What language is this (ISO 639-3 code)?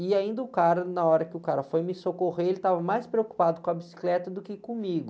por